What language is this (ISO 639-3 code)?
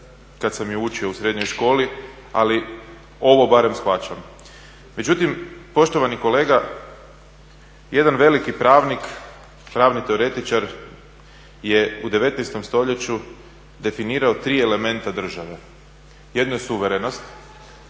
hrv